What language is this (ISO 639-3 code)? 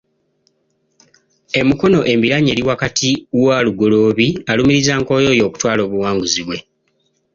lug